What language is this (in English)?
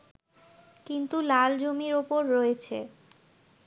Bangla